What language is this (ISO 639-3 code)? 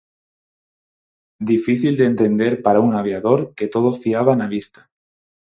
glg